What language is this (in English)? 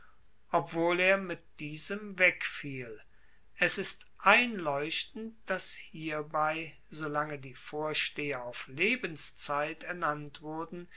German